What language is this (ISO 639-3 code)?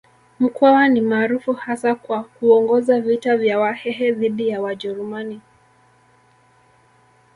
swa